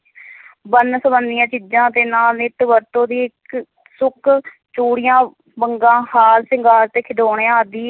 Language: Punjabi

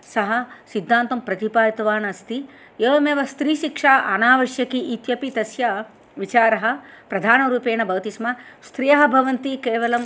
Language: Sanskrit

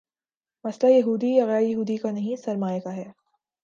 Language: Urdu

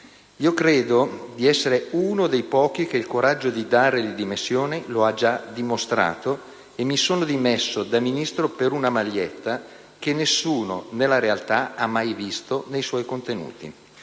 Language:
Italian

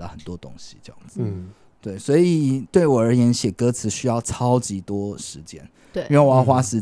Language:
Chinese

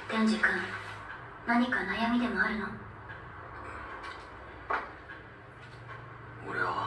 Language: Japanese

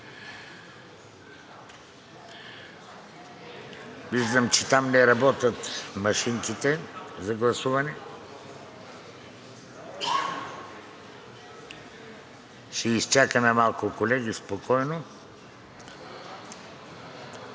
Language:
Bulgarian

